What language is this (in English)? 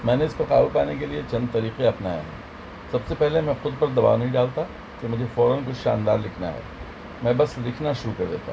Urdu